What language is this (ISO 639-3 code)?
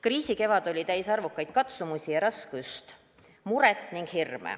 est